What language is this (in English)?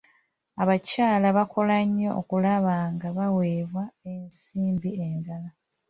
Ganda